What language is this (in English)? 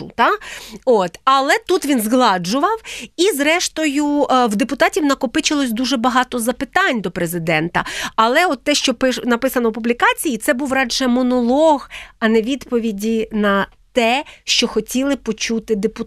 Ukrainian